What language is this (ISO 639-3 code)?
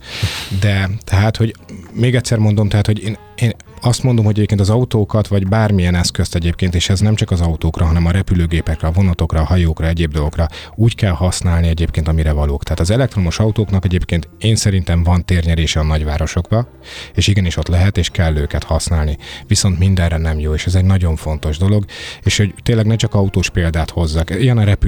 hun